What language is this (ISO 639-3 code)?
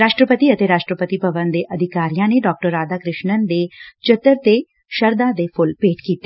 pan